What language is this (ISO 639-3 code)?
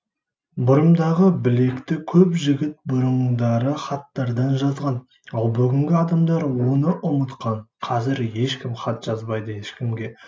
kaz